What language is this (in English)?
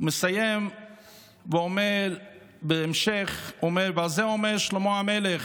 Hebrew